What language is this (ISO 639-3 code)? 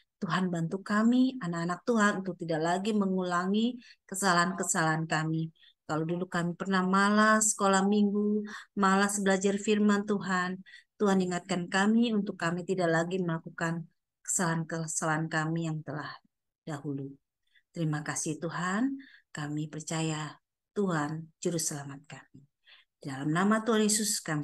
ind